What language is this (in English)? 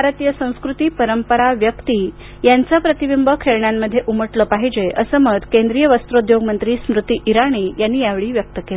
Marathi